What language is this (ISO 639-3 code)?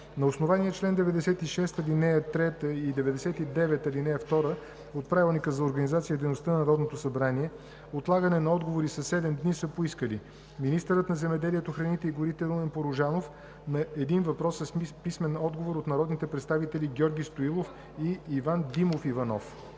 bul